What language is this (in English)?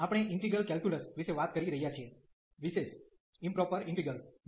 Gujarati